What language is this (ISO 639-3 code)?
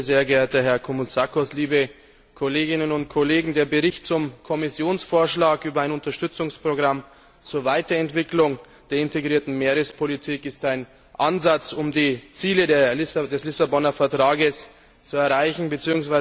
deu